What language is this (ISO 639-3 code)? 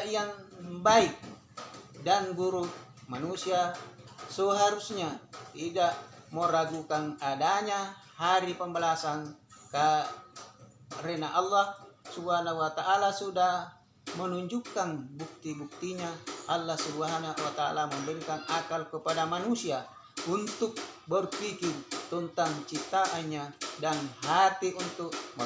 ind